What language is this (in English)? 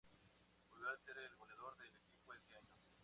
Spanish